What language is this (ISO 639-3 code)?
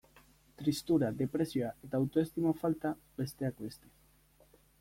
eus